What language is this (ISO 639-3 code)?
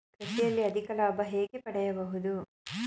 kan